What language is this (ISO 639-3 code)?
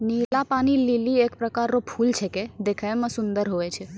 mai